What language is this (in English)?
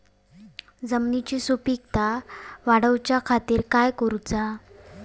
Marathi